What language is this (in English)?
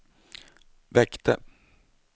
Swedish